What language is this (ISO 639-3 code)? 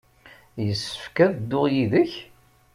kab